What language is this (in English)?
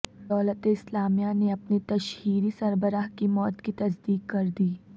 Urdu